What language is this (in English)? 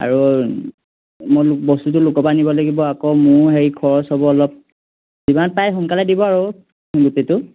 Assamese